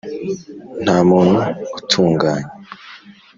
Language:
Kinyarwanda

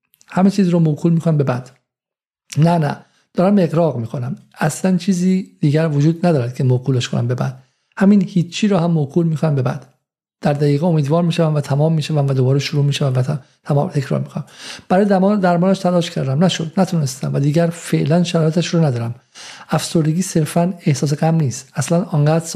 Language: Persian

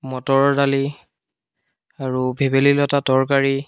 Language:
Assamese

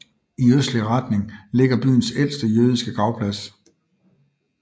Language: Danish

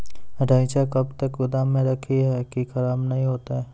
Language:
Maithili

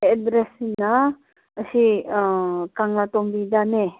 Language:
Manipuri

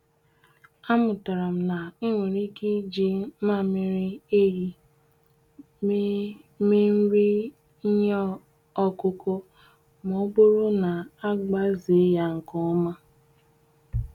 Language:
Igbo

